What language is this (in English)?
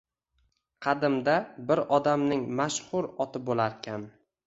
Uzbek